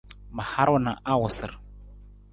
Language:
Nawdm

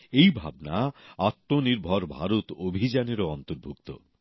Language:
Bangla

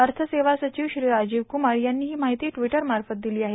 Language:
Marathi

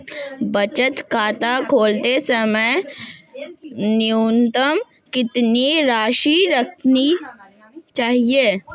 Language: Hindi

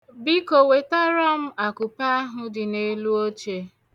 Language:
Igbo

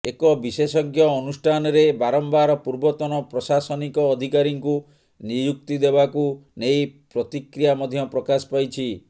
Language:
Odia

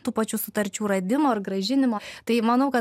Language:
Lithuanian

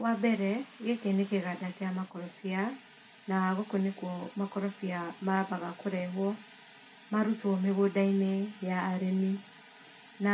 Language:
Kikuyu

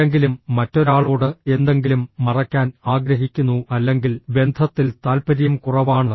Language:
Malayalam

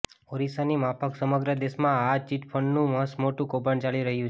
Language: Gujarati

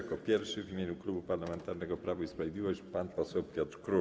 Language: Polish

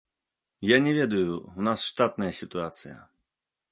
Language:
Belarusian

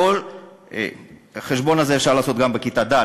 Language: Hebrew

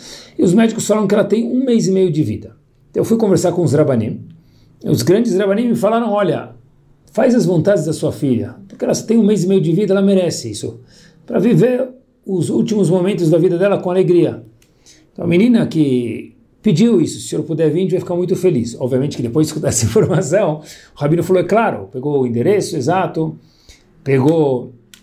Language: Portuguese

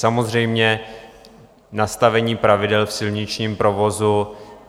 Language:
Czech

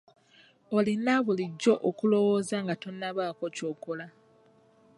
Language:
Ganda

